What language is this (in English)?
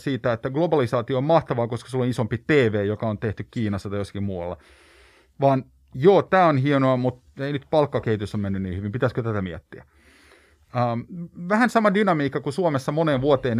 Finnish